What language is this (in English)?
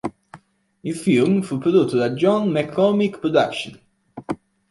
Italian